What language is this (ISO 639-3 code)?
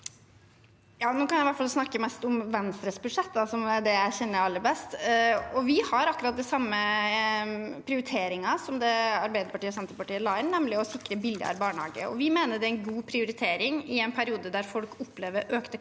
nor